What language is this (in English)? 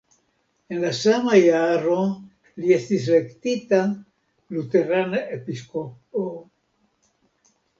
Esperanto